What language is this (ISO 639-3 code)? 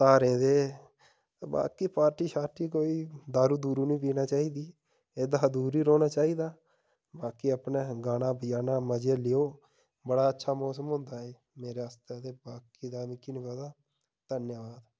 doi